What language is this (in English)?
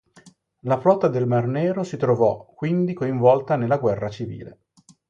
Italian